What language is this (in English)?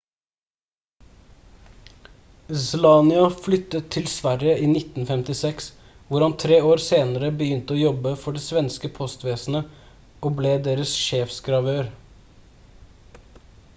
Norwegian Bokmål